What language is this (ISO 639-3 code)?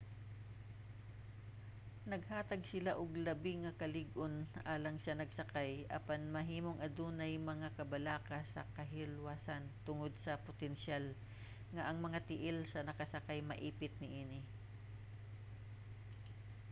ceb